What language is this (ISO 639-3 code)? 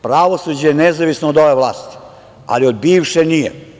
srp